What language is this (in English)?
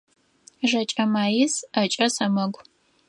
Adyghe